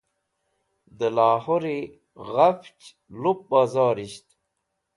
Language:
Wakhi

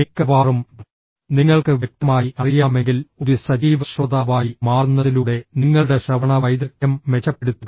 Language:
Malayalam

